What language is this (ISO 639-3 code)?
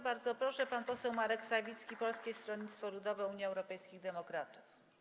pol